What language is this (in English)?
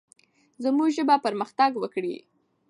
Pashto